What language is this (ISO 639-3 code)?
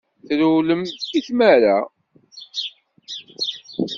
kab